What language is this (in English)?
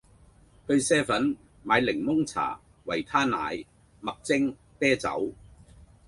Cantonese